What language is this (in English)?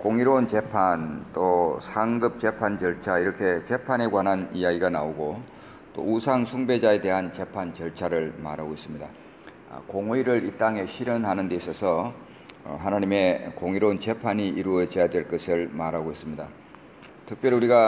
Korean